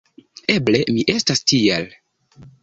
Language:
Esperanto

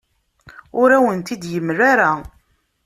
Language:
Kabyle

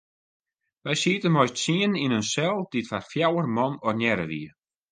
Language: Western Frisian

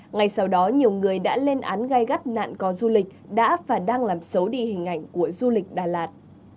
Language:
Vietnamese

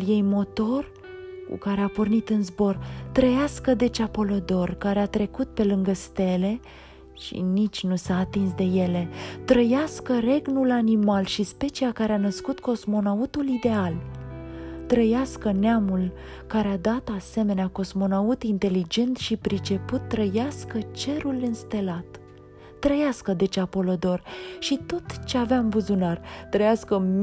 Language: Romanian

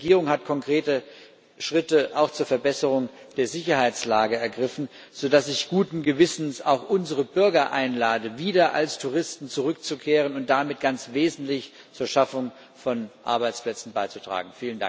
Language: German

